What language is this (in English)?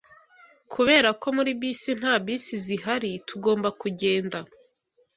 Kinyarwanda